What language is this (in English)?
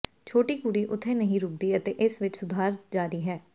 Punjabi